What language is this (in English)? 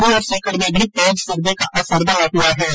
Hindi